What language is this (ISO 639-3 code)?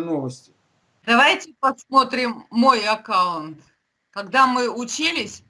rus